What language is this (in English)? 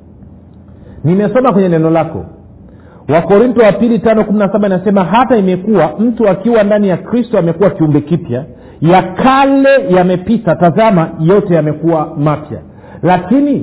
Swahili